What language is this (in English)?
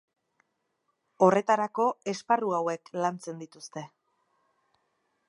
Basque